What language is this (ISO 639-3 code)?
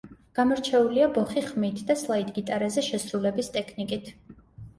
kat